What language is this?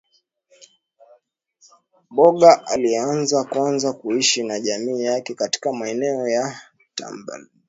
Swahili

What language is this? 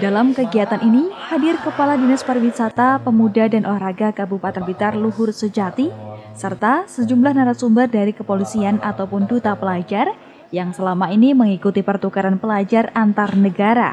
Indonesian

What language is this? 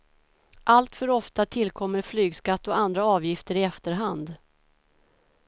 Swedish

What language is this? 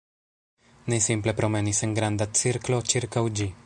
Esperanto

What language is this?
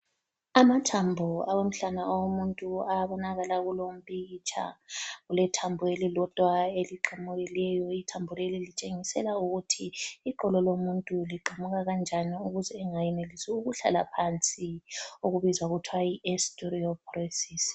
North Ndebele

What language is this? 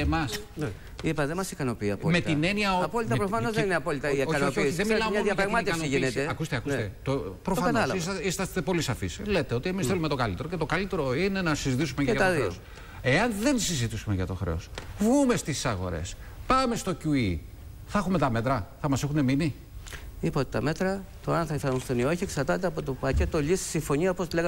Greek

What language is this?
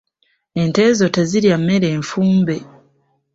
Ganda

